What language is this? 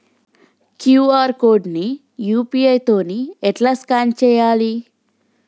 Telugu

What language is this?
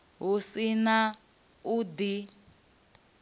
Venda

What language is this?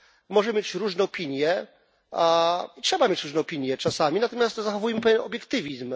Polish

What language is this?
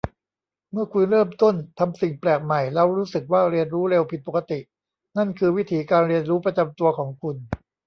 Thai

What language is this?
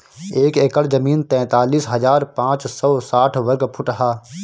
Bhojpuri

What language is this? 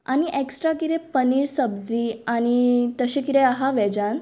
Konkani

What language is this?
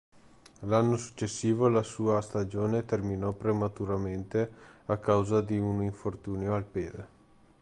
Italian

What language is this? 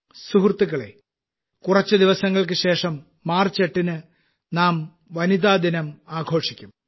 Malayalam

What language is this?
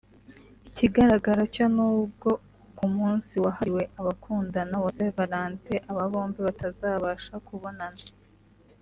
Kinyarwanda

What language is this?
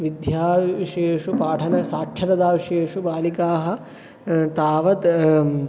Sanskrit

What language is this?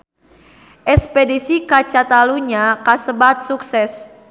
Sundanese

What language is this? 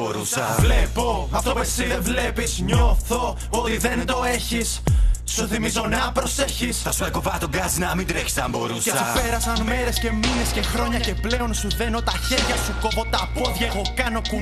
Greek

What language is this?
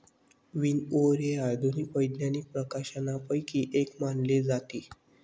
Marathi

